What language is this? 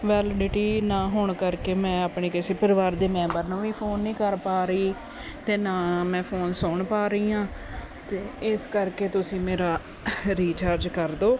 Punjabi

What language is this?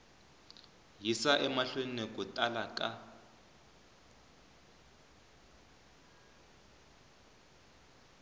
Tsonga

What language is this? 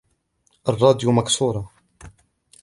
Arabic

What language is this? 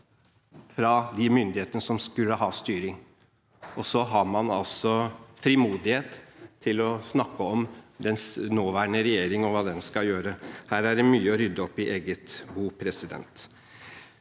Norwegian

